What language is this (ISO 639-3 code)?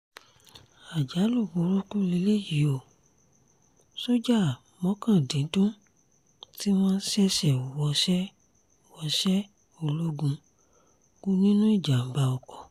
yor